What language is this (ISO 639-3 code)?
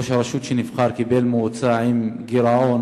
heb